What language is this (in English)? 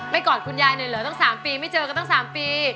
Thai